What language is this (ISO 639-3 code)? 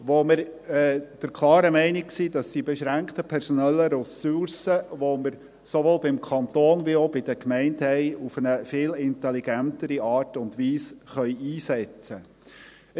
gsw